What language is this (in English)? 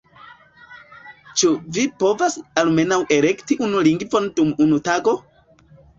Esperanto